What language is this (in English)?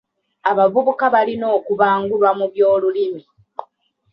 Ganda